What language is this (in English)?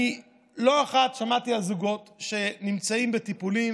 Hebrew